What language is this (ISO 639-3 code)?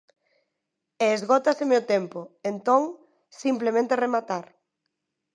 glg